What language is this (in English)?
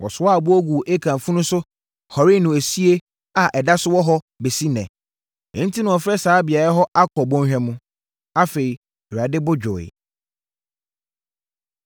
Akan